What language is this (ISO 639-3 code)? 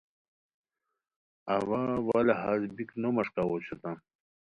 khw